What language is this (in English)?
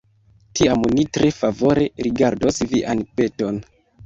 Esperanto